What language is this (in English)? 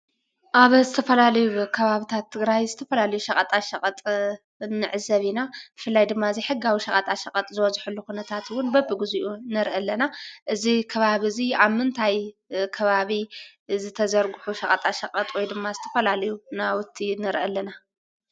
Tigrinya